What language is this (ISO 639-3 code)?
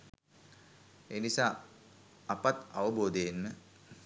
sin